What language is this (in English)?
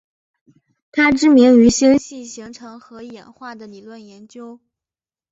Chinese